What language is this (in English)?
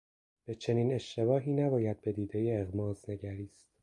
Persian